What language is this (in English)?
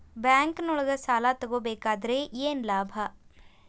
Kannada